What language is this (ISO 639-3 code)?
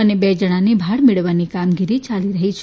guj